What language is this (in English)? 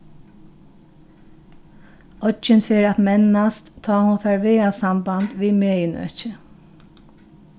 Faroese